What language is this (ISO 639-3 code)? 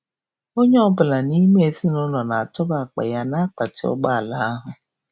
ibo